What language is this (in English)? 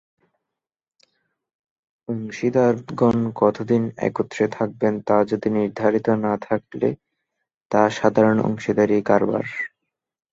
Bangla